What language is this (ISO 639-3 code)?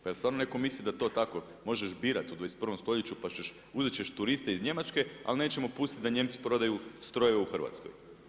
hrv